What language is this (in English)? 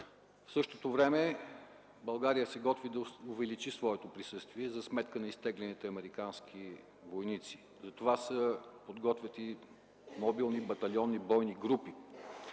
Bulgarian